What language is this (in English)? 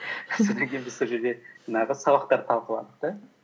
Kazakh